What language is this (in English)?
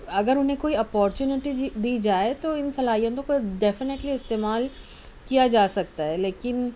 Urdu